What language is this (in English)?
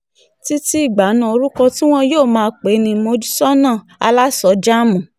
Yoruba